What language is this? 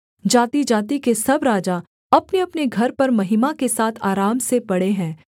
Hindi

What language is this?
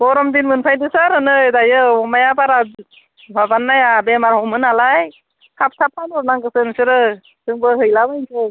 Bodo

